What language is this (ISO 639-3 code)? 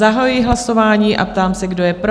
ces